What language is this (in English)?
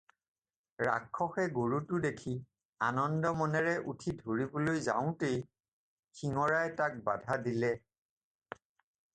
Assamese